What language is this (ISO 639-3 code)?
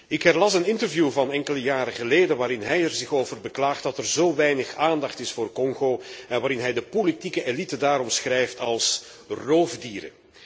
nld